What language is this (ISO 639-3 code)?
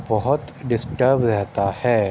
urd